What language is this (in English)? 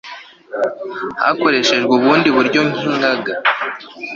Kinyarwanda